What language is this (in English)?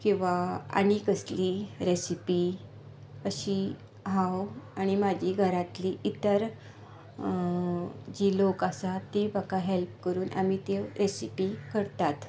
Konkani